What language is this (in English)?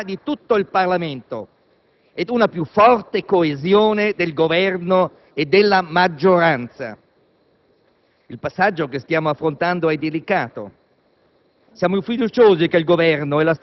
Italian